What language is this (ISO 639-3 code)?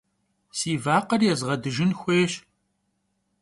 kbd